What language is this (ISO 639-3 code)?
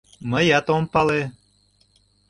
chm